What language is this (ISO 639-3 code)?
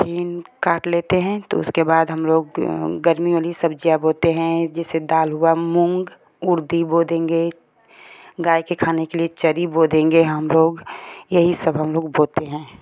hin